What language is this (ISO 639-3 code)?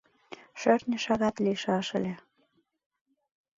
chm